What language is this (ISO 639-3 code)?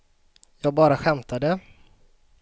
swe